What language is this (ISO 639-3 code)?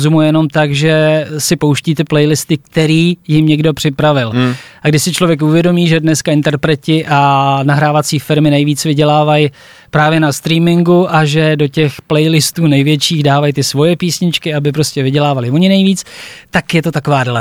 ces